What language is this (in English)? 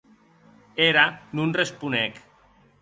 Occitan